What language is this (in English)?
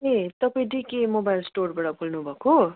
Nepali